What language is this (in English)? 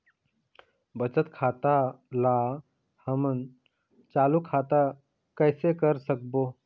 Chhattisgarhi